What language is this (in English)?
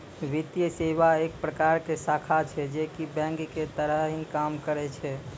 Maithili